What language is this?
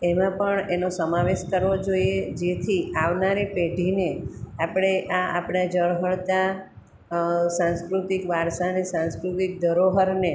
Gujarati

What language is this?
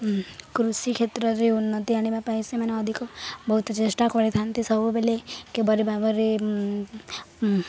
Odia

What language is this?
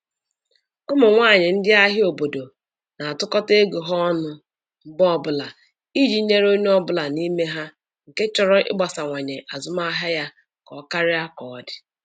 Igbo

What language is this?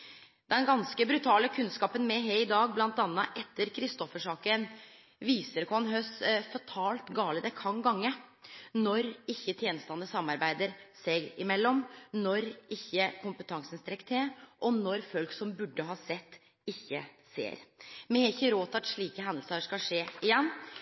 Norwegian Nynorsk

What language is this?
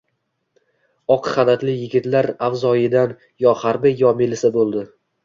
Uzbek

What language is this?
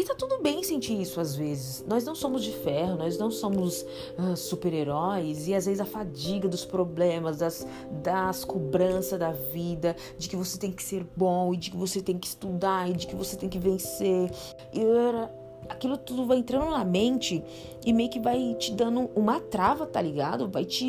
Portuguese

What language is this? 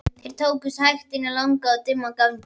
Icelandic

